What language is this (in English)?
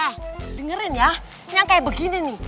Indonesian